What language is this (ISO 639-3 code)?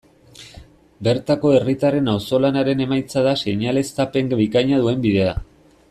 eus